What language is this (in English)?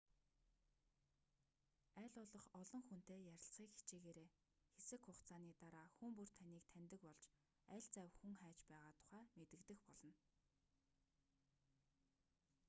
Mongolian